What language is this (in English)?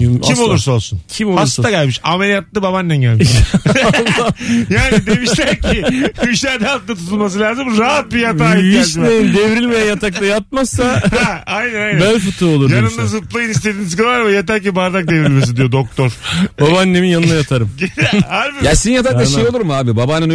Turkish